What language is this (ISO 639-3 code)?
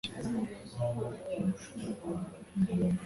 kin